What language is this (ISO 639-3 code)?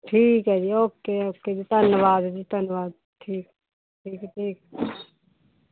pan